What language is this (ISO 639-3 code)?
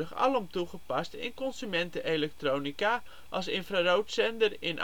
nld